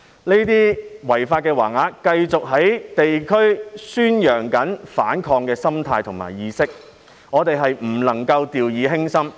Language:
Cantonese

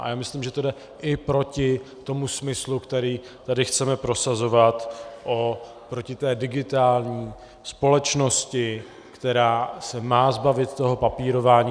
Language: Czech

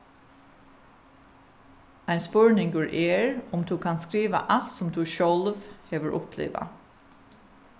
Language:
Faroese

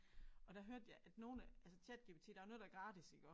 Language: Danish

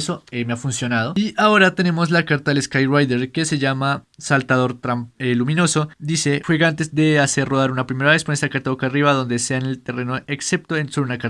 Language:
Spanish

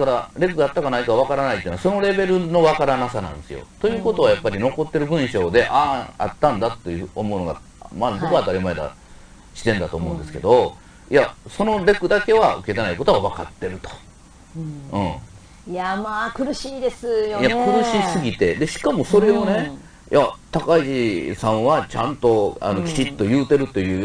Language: Japanese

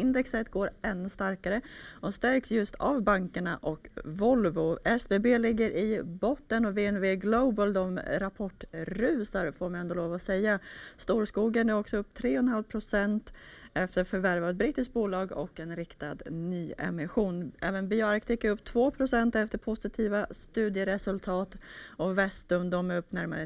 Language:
Swedish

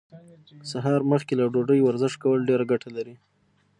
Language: Pashto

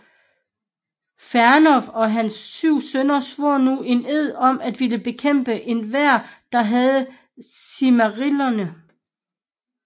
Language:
Danish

